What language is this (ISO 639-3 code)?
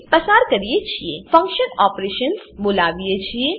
guj